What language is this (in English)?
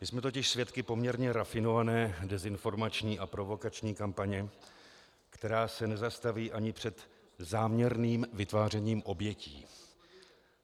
Czech